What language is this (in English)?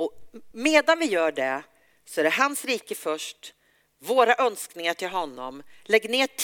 Swedish